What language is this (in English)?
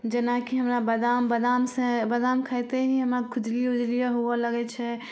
Maithili